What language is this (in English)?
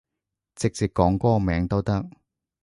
Cantonese